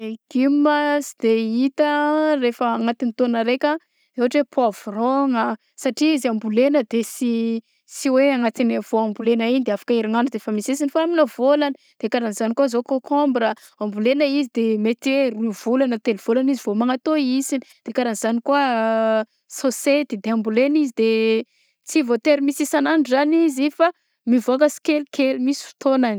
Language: Southern Betsimisaraka Malagasy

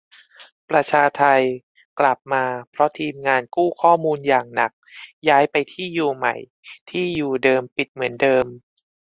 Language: Thai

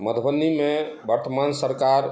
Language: Maithili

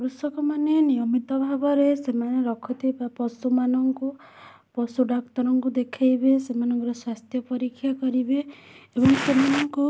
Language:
Odia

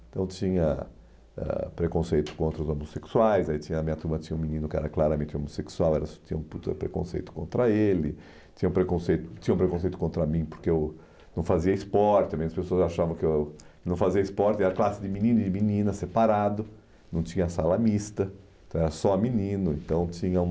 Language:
Portuguese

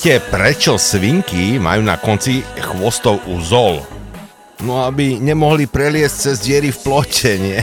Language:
Slovak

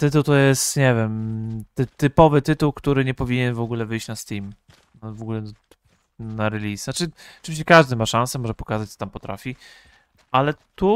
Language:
Polish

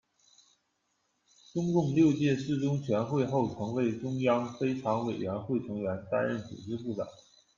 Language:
Chinese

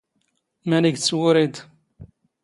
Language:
Standard Moroccan Tamazight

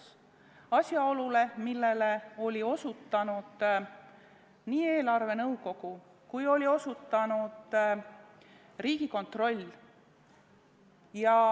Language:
Estonian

